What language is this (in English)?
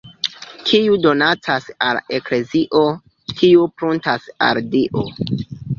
Esperanto